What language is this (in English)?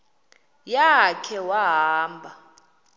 Xhosa